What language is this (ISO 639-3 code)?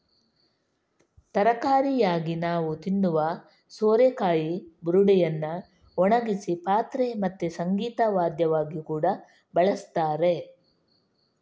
kan